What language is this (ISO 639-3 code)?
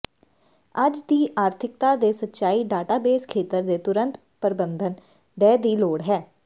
pan